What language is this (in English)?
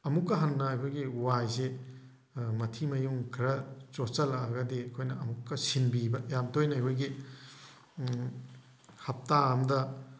Manipuri